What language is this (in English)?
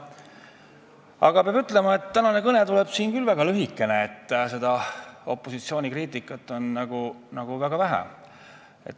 Estonian